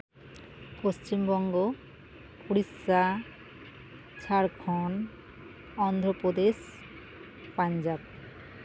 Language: Santali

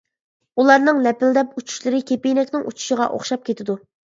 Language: Uyghur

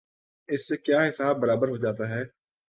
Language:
Urdu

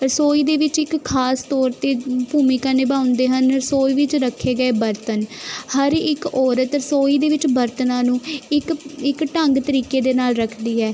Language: Punjabi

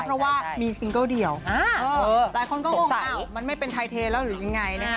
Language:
Thai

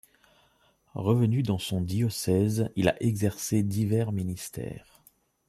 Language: French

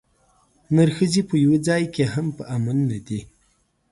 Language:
Pashto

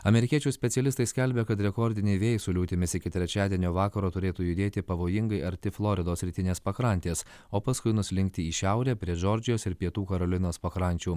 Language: Lithuanian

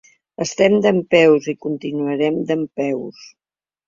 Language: Catalan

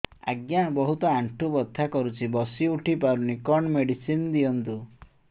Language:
Odia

